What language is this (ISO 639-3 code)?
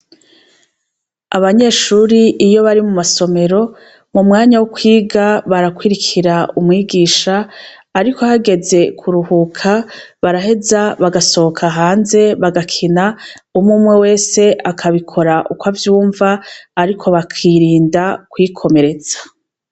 run